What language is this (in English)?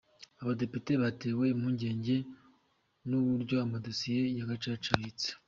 Kinyarwanda